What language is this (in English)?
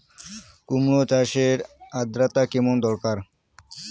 Bangla